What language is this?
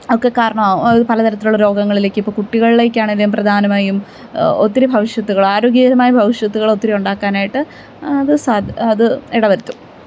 Malayalam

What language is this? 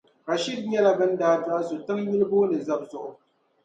Dagbani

